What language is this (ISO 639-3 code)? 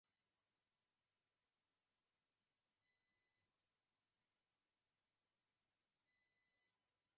spa